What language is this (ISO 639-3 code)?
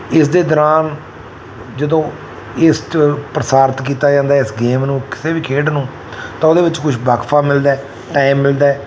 pan